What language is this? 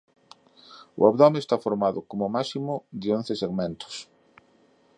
Galician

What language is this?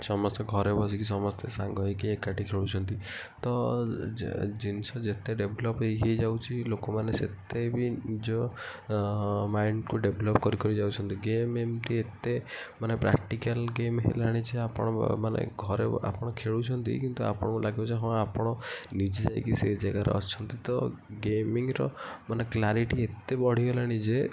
Odia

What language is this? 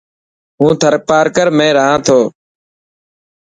Dhatki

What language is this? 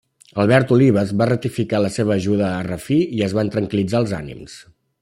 Catalan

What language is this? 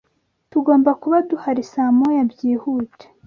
Kinyarwanda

